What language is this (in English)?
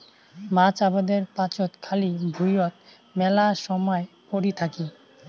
Bangla